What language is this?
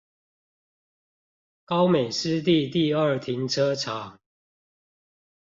Chinese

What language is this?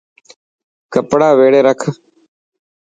Dhatki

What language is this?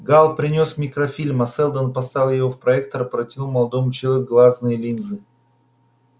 Russian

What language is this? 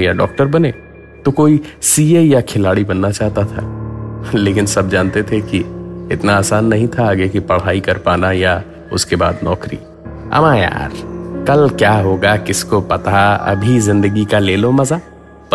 Hindi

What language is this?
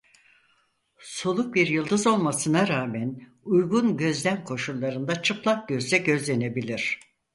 Turkish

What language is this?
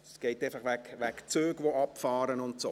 Swiss German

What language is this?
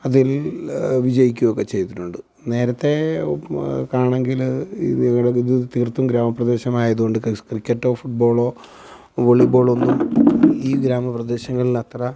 Malayalam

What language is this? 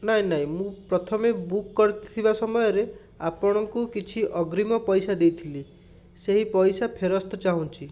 Odia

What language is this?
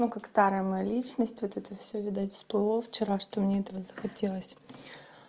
Russian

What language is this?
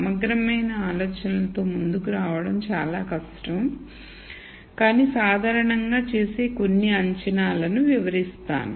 Telugu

